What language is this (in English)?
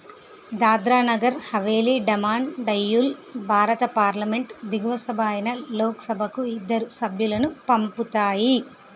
Telugu